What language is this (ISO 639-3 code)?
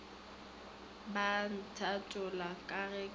nso